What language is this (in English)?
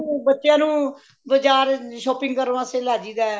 Punjabi